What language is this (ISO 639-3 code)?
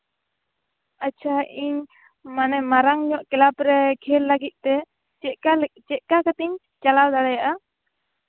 sat